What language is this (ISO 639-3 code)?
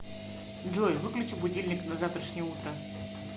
rus